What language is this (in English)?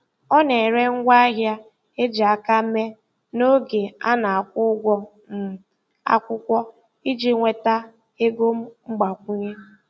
Igbo